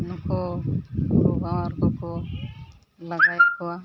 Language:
Santali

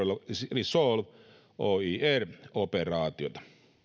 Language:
Finnish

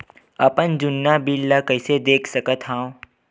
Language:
Chhattisgarhi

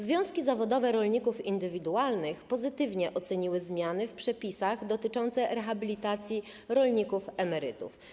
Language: Polish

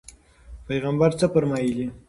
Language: Pashto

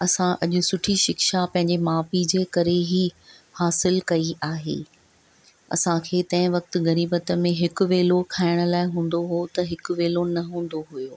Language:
Sindhi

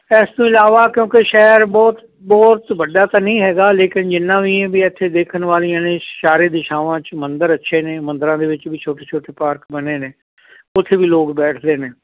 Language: Punjabi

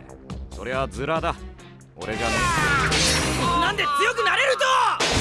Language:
Japanese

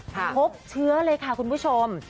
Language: Thai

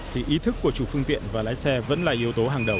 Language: Vietnamese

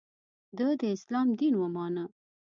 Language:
Pashto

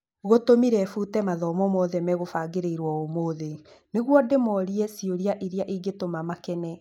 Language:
Kikuyu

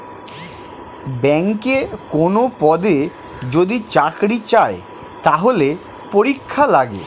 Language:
Bangla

